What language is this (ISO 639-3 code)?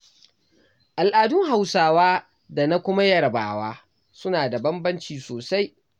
hau